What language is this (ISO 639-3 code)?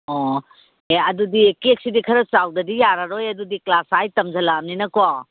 mni